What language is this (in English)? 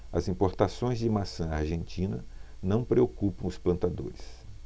Portuguese